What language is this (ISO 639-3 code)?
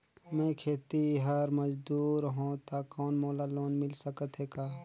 hne